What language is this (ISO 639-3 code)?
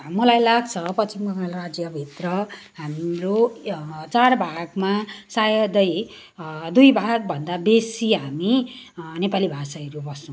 nep